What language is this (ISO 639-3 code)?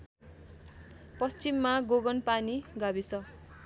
nep